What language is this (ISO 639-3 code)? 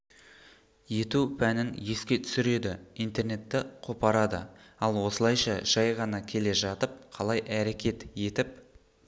kaz